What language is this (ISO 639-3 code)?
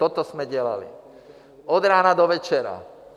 ces